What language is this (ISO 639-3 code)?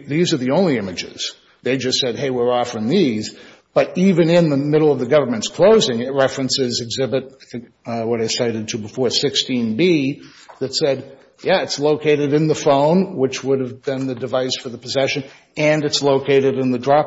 eng